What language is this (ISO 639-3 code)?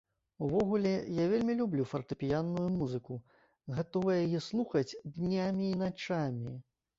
bel